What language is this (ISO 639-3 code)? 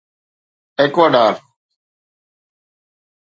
snd